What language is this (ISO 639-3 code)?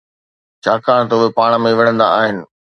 snd